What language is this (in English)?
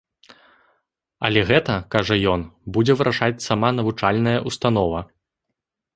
Belarusian